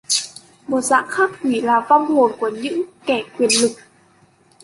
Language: Vietnamese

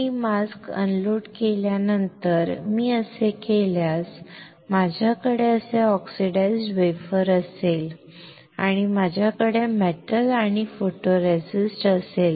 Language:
Marathi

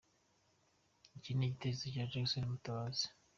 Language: Kinyarwanda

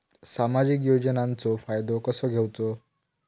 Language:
Marathi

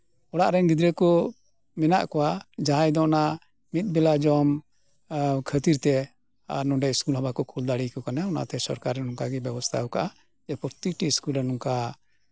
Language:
Santali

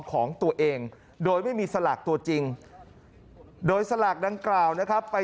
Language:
Thai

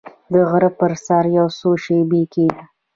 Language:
Pashto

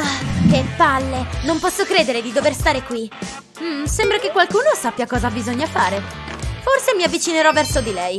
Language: Italian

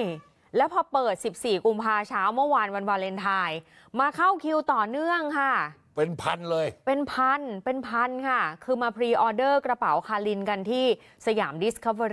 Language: Thai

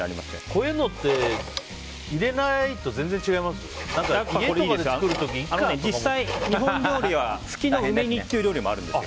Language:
Japanese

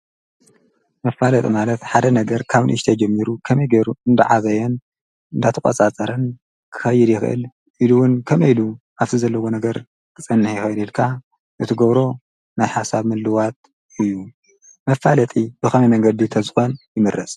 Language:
Tigrinya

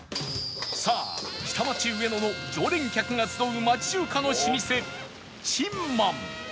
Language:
Japanese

